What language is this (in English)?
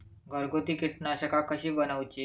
Marathi